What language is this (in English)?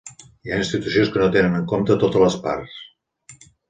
Catalan